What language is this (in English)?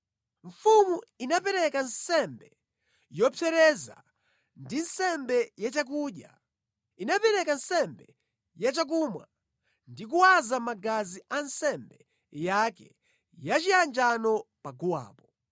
Nyanja